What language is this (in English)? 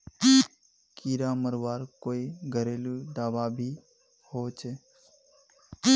Magahi